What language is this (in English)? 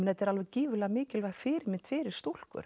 Icelandic